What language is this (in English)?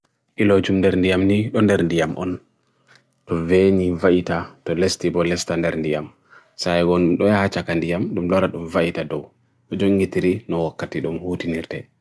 Bagirmi Fulfulde